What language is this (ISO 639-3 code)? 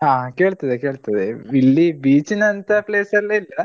kan